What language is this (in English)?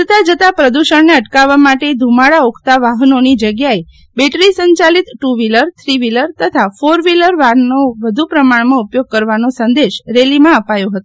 Gujarati